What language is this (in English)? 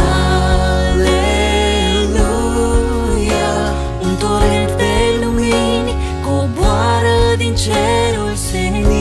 Romanian